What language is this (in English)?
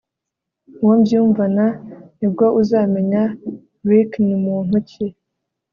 Kinyarwanda